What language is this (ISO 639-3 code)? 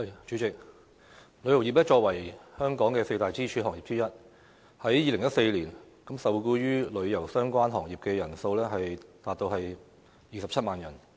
yue